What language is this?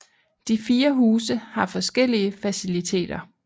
Danish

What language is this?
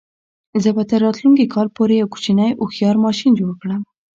Pashto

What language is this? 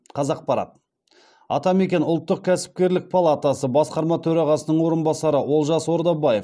Kazakh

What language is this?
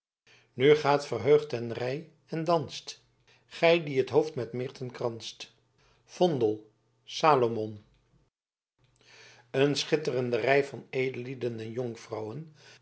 Dutch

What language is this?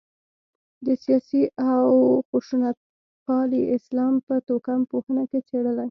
Pashto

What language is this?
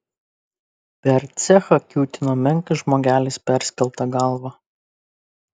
Lithuanian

